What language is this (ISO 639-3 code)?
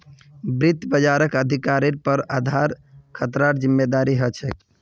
mag